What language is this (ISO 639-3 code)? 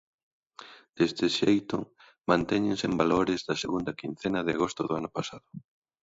glg